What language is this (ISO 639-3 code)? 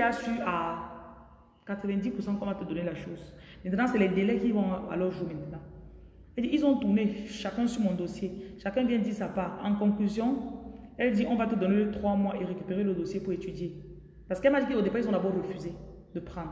fra